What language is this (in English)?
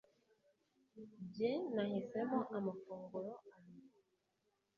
Kinyarwanda